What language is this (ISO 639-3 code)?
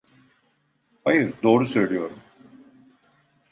tur